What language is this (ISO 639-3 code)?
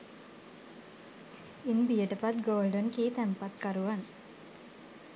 sin